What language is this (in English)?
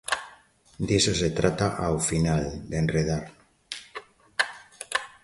Galician